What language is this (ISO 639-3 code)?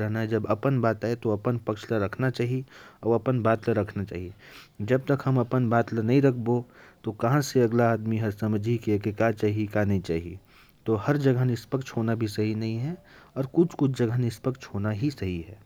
kfp